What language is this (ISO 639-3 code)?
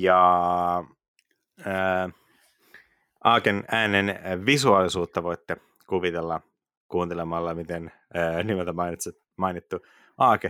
fin